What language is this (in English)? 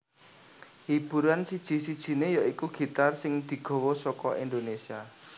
Javanese